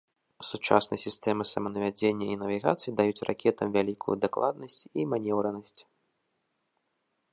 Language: Belarusian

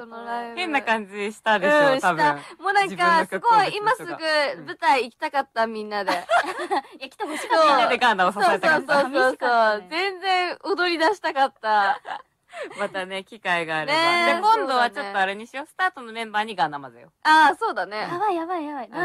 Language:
Japanese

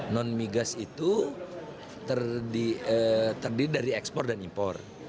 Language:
Indonesian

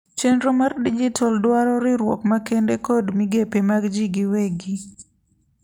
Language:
Luo (Kenya and Tanzania)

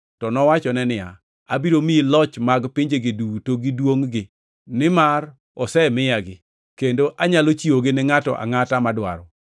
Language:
Luo (Kenya and Tanzania)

